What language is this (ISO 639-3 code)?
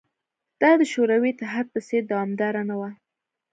pus